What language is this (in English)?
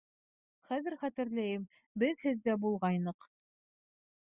Bashkir